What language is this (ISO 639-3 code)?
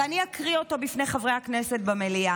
heb